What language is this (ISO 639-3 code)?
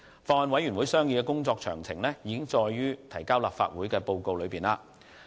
yue